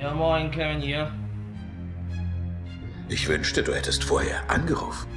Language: German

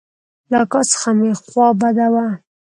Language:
Pashto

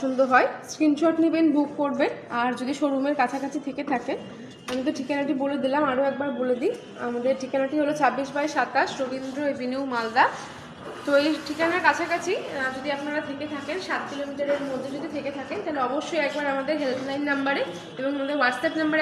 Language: Bangla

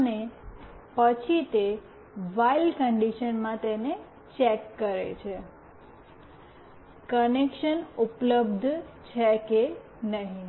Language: Gujarati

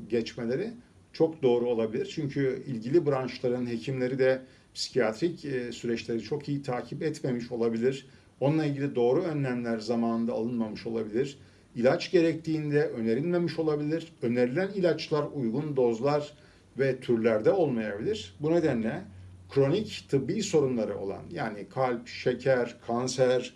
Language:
Turkish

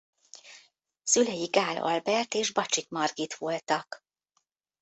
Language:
Hungarian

